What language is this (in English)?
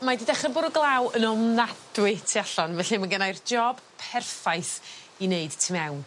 Welsh